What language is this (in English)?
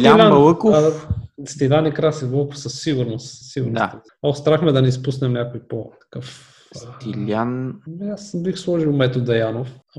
Bulgarian